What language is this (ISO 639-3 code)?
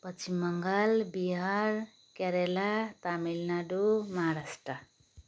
nep